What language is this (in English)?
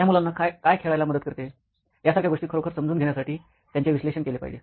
Marathi